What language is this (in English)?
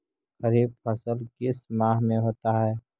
Magahi